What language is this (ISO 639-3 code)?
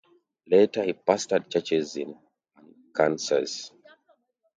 eng